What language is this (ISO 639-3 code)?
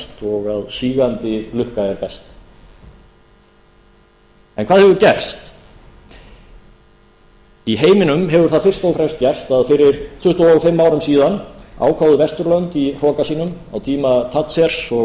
isl